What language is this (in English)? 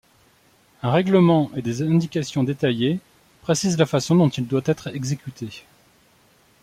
French